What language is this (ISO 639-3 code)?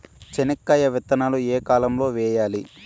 tel